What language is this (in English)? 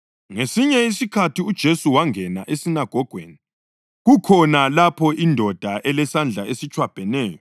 North Ndebele